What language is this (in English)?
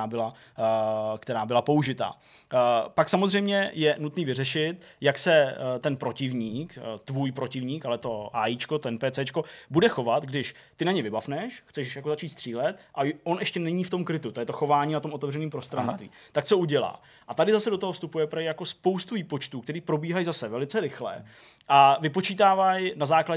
Czech